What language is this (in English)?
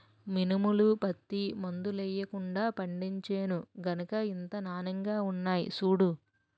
Telugu